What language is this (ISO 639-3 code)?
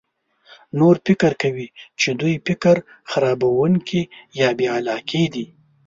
pus